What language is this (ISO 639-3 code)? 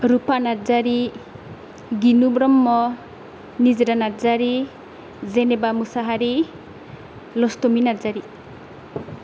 brx